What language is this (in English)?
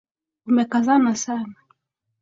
Swahili